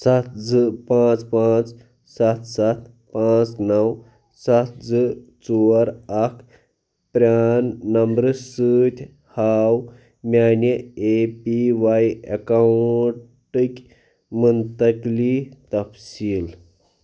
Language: Kashmiri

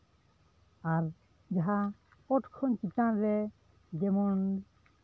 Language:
Santali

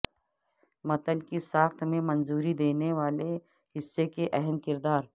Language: Urdu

